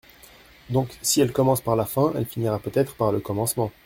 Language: French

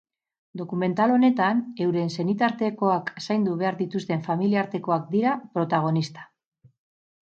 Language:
Basque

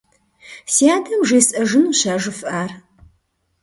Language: Kabardian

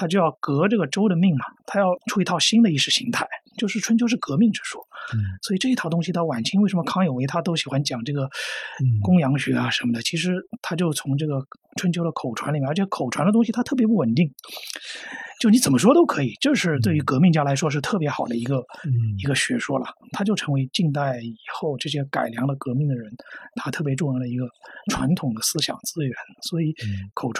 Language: Chinese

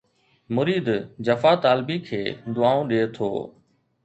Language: Sindhi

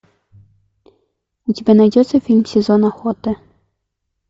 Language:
Russian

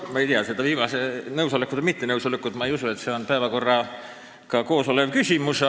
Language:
Estonian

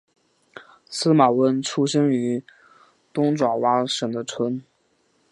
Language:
Chinese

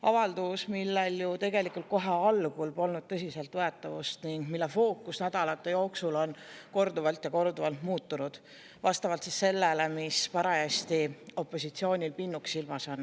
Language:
Estonian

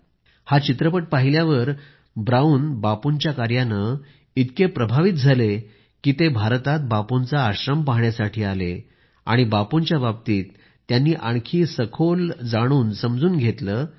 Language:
Marathi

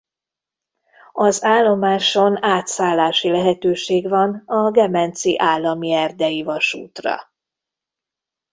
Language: Hungarian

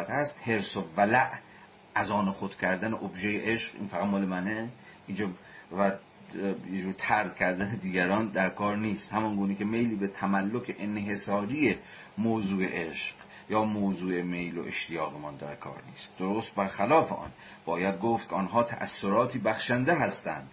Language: Persian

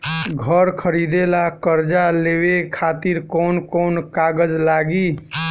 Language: Bhojpuri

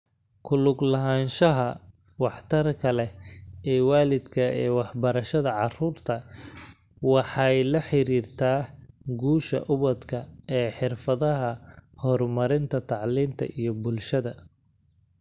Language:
Somali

